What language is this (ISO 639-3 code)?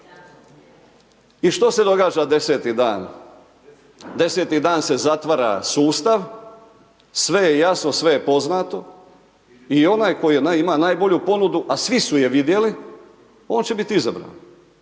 hrv